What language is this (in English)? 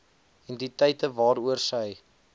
Afrikaans